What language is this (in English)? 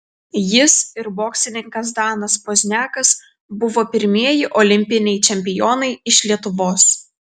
Lithuanian